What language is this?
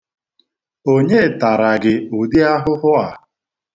Igbo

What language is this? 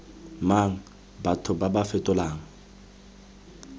Tswana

